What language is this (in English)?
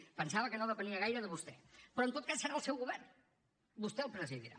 Catalan